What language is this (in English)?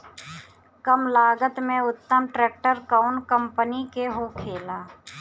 Bhojpuri